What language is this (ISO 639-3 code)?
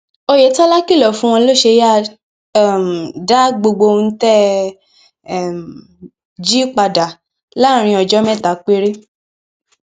yor